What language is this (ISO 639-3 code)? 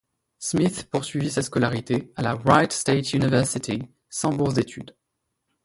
fra